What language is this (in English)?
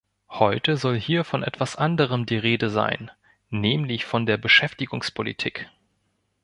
German